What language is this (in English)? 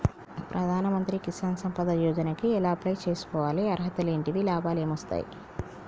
Telugu